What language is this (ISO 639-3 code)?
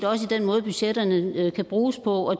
dan